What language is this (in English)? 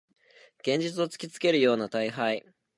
Japanese